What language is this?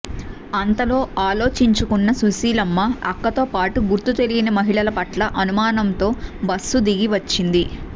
Telugu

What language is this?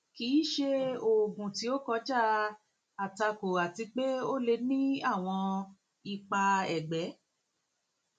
Yoruba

